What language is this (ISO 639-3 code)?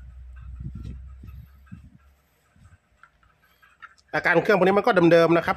tha